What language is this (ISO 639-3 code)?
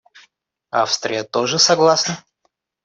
rus